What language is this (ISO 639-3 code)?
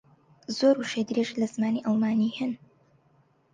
ckb